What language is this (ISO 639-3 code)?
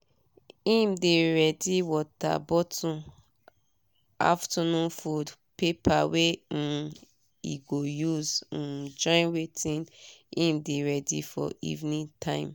pcm